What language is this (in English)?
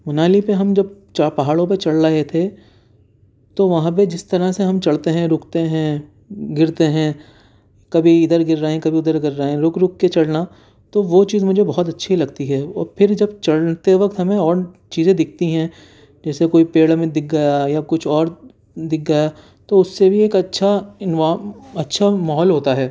Urdu